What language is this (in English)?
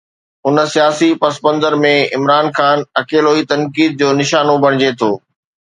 Sindhi